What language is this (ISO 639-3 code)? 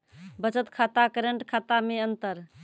mai